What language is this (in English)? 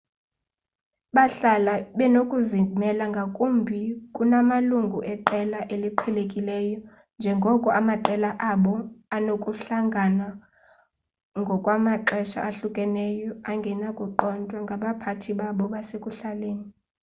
Xhosa